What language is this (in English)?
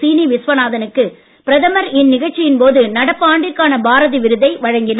Tamil